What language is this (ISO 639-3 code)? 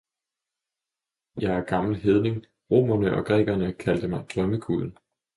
dan